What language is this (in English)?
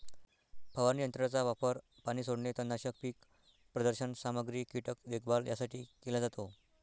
Marathi